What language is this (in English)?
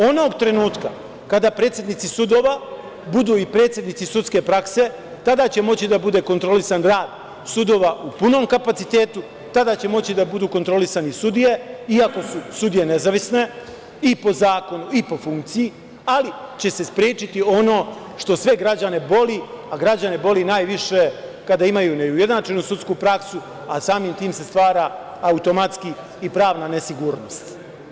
Serbian